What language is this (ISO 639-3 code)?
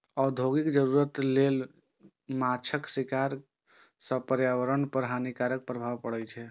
mai